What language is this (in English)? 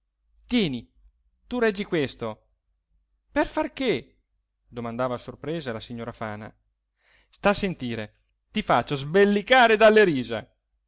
Italian